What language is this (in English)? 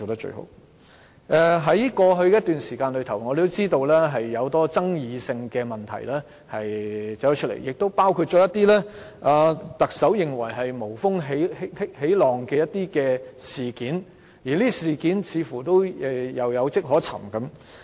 Cantonese